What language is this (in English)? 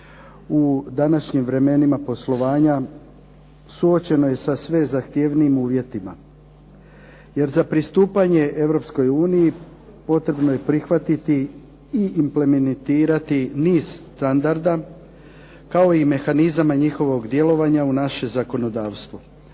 Croatian